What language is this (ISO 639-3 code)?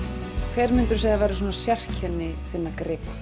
isl